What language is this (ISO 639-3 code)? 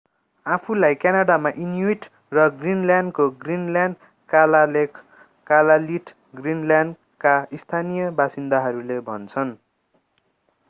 nep